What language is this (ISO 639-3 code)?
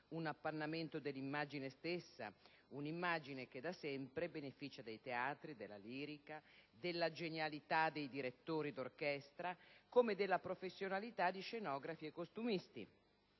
ita